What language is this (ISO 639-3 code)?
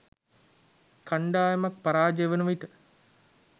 sin